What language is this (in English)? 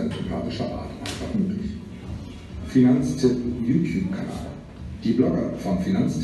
German